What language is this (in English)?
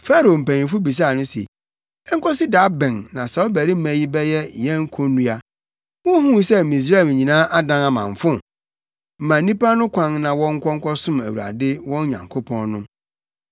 Akan